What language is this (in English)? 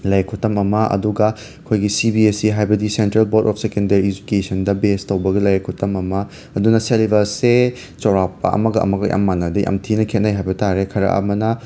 Manipuri